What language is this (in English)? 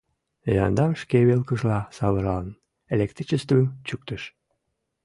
Mari